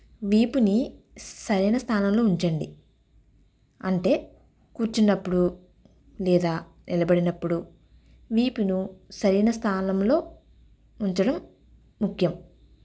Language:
Telugu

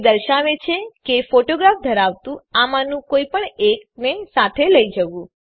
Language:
Gujarati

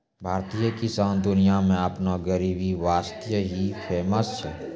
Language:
Maithili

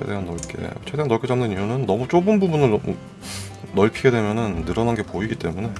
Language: Korean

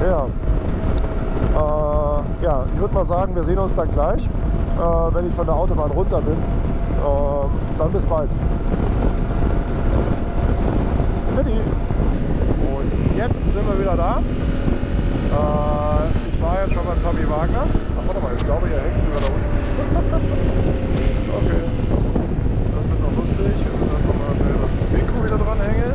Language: German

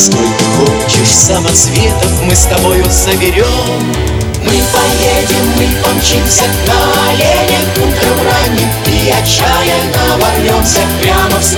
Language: Russian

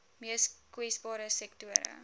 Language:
Afrikaans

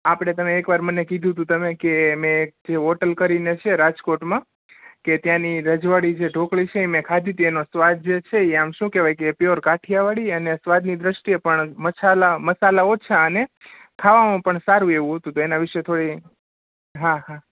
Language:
Gujarati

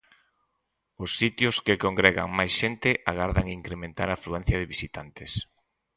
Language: Galician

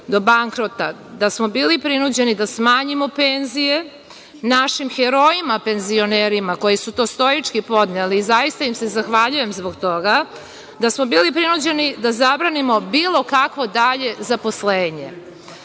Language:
Serbian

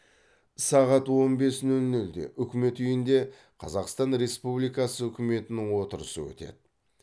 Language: Kazakh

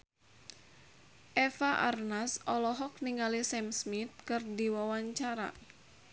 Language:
Sundanese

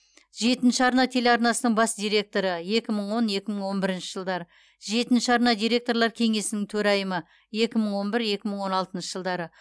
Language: Kazakh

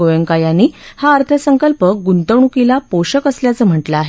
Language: Marathi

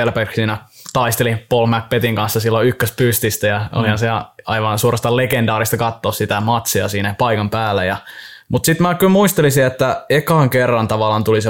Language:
Finnish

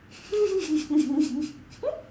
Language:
English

